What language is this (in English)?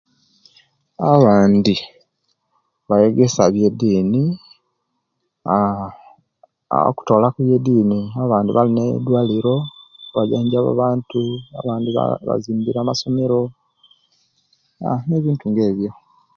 Kenyi